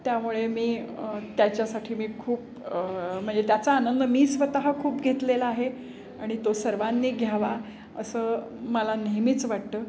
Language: Marathi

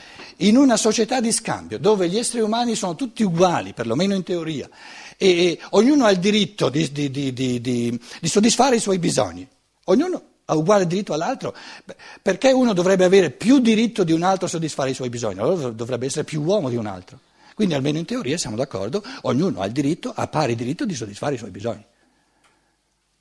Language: Italian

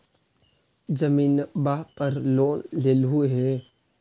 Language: Magahi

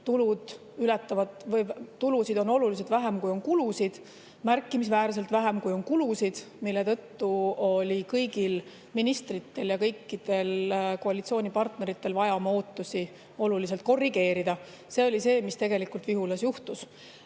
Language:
Estonian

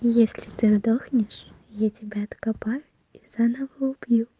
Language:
Russian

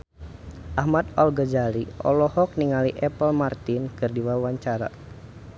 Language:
Sundanese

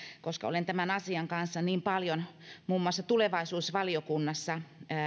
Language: Finnish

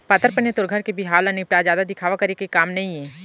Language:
Chhattisgarhi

